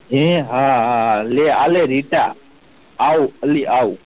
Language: Gujarati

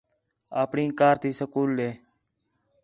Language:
Khetrani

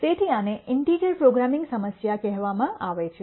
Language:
Gujarati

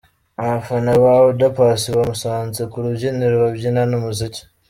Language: Kinyarwanda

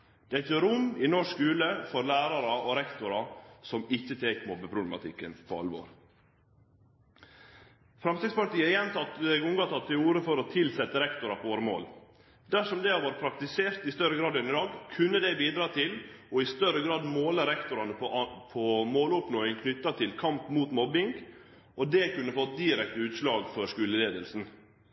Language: Norwegian Nynorsk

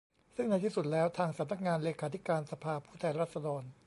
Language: Thai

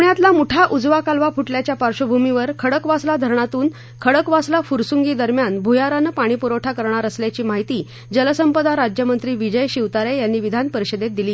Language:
Marathi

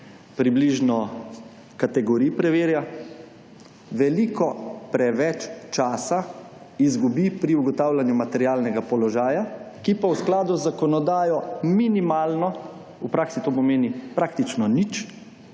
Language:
Slovenian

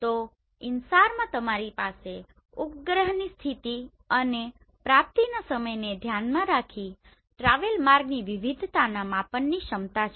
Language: Gujarati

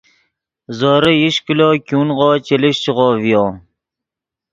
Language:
Yidgha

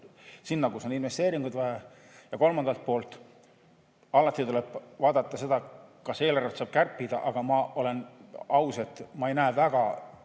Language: Estonian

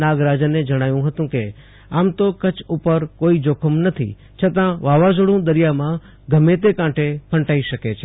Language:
Gujarati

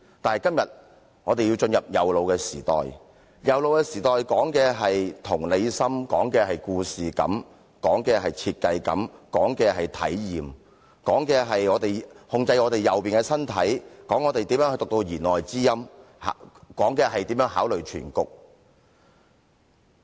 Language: Cantonese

